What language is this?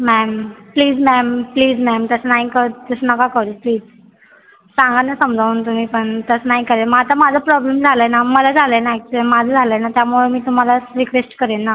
Marathi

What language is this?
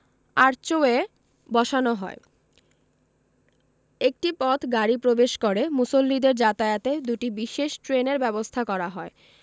Bangla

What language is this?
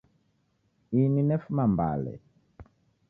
Taita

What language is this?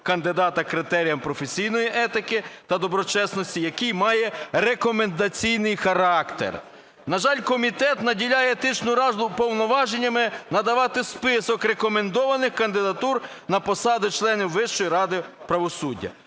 Ukrainian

